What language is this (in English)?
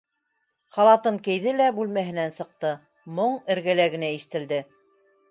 Bashkir